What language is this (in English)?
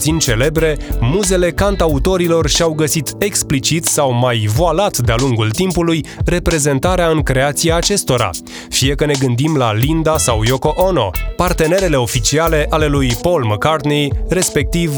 Romanian